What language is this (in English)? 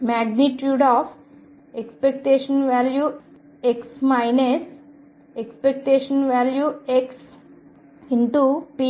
Telugu